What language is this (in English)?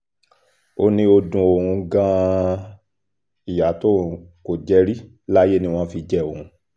Yoruba